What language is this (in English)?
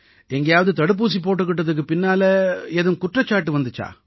Tamil